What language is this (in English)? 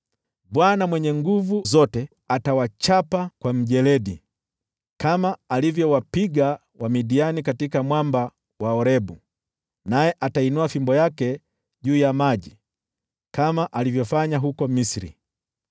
Swahili